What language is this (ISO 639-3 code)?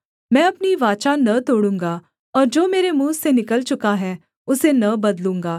hin